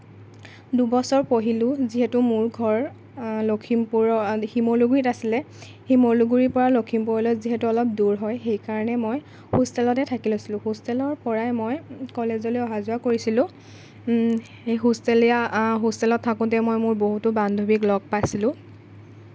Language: Assamese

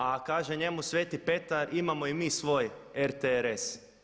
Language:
Croatian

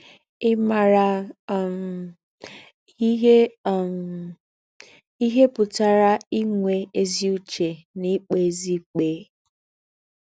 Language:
Igbo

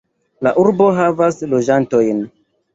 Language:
Esperanto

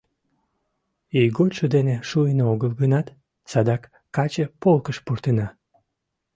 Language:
Mari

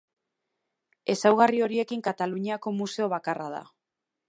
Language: Basque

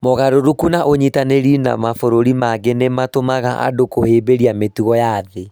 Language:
Kikuyu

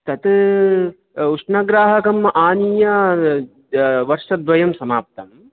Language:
Sanskrit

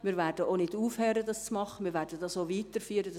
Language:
Swiss German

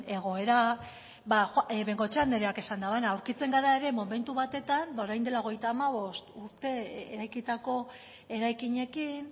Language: Basque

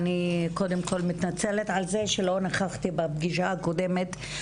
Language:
Hebrew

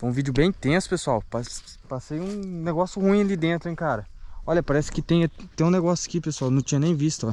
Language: Portuguese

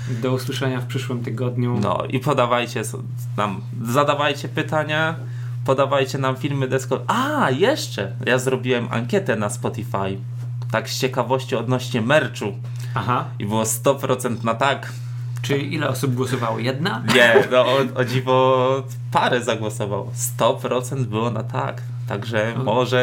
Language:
Polish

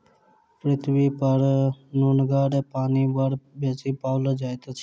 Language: Maithili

